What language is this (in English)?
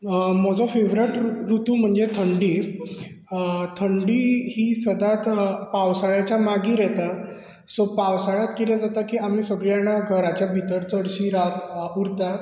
Konkani